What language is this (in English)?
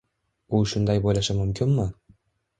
Uzbek